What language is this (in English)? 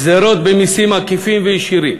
Hebrew